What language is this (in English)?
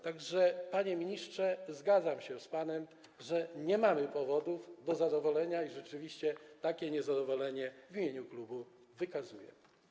Polish